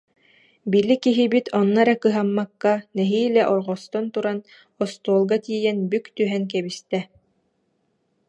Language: Yakut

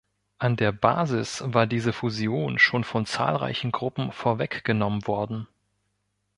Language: German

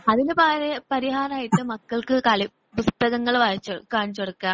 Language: Malayalam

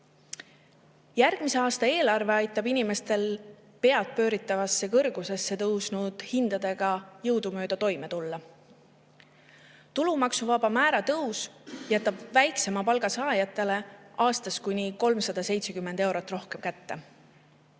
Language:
Estonian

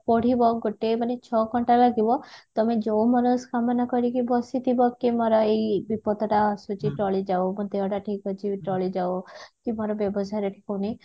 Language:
Odia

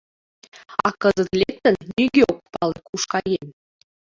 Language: Mari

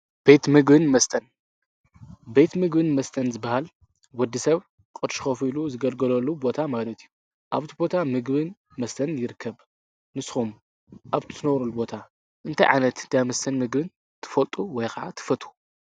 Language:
Tigrinya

